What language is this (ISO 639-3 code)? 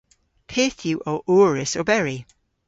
cor